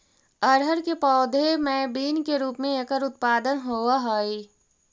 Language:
Magahi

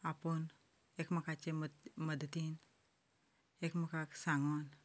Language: Konkani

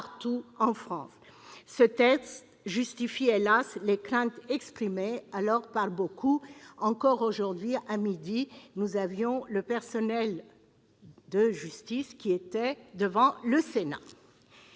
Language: French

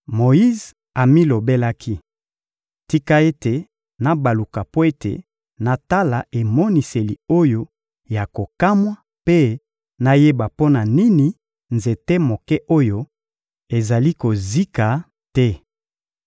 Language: Lingala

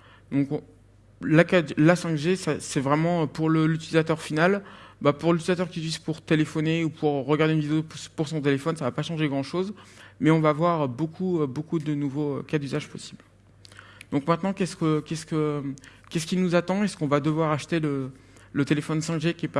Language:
French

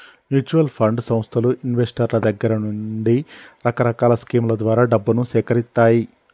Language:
Telugu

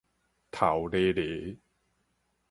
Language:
Min Nan Chinese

